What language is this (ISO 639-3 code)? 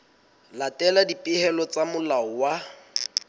sot